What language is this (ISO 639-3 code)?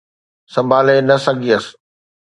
snd